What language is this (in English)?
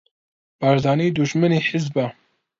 Central Kurdish